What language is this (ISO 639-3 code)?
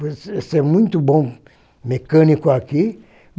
por